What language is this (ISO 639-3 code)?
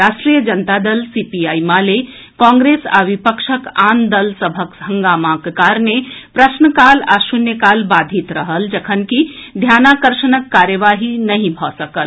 mai